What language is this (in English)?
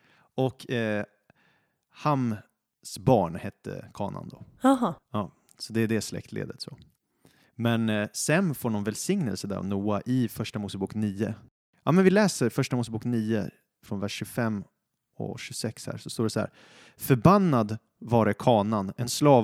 Swedish